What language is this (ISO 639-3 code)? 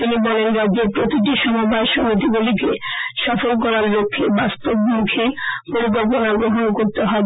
ben